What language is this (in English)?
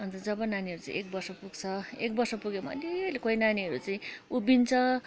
Nepali